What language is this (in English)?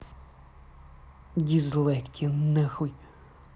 Russian